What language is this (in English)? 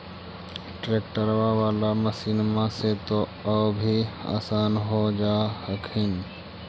Magahi